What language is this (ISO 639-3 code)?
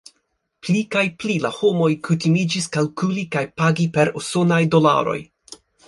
epo